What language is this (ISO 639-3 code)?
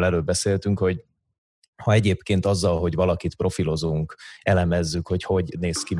hun